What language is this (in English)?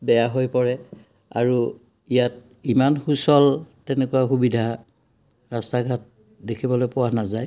Assamese